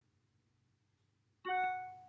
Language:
Welsh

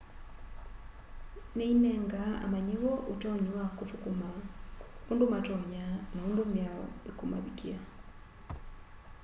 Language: Kamba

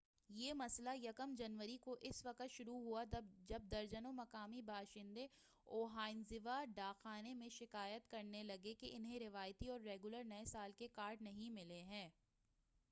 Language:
Urdu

